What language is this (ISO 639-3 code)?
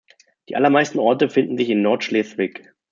deu